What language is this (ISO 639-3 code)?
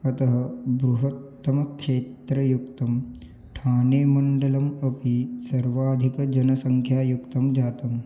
san